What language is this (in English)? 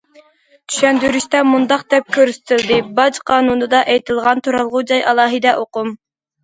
Uyghur